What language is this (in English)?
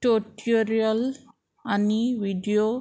Konkani